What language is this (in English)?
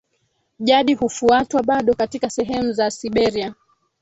Swahili